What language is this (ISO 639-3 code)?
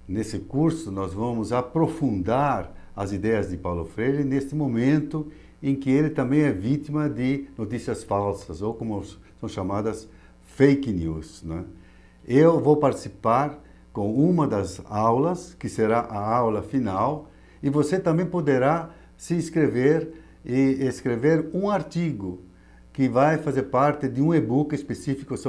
por